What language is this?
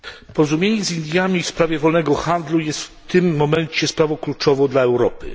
Polish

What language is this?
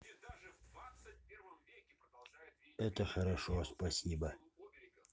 Russian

